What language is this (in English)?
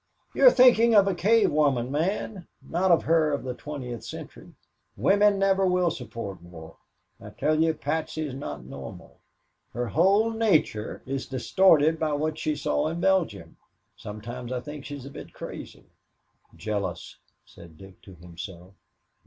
English